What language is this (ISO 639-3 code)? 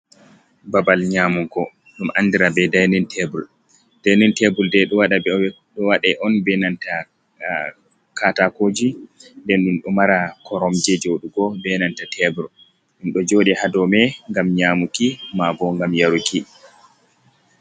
ful